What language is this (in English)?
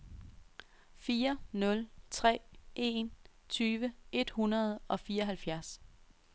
Danish